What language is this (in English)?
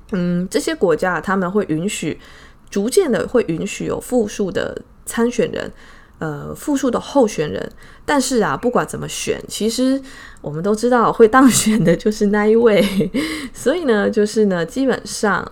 Chinese